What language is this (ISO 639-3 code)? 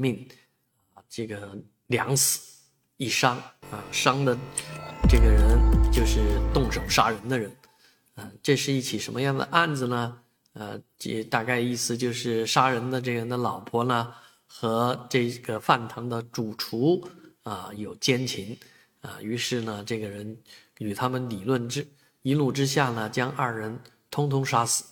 zho